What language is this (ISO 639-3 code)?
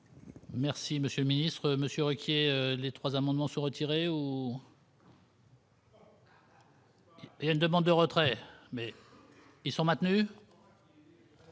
fra